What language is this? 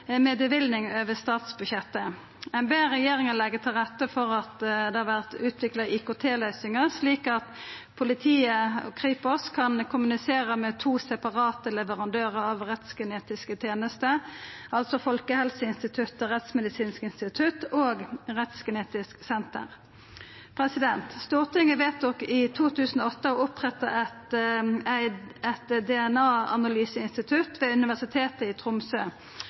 Norwegian Nynorsk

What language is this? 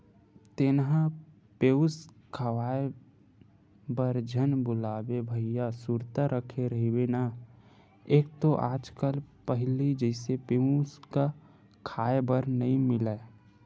Chhattisgarhi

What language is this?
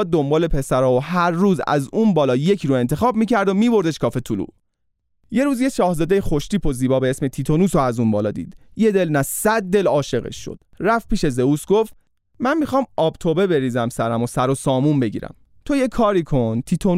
Persian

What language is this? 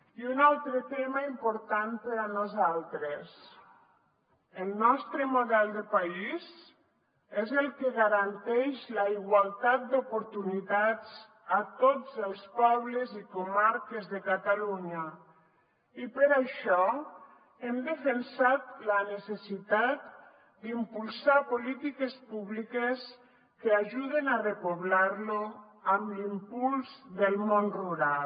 Catalan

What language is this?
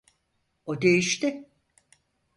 Turkish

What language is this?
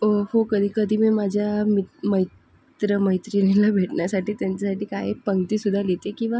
Marathi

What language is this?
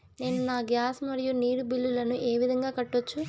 Telugu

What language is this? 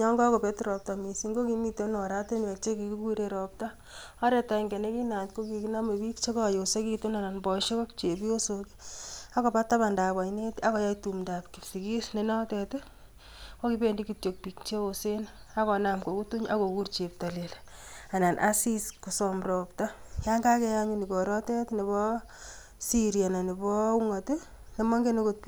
Kalenjin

